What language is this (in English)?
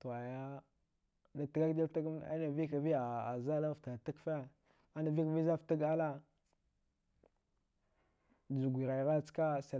Dghwede